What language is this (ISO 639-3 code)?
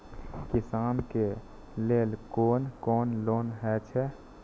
mai